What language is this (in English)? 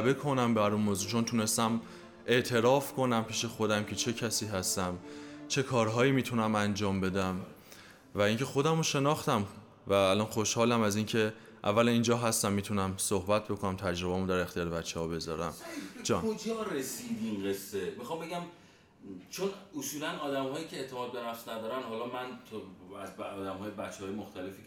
Persian